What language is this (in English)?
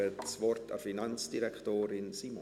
Swiss German